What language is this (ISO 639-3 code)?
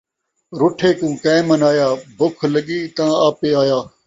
skr